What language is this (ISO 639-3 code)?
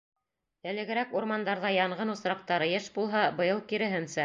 bak